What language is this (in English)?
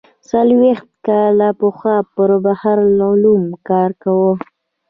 Pashto